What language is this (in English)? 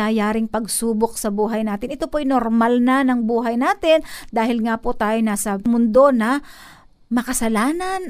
Filipino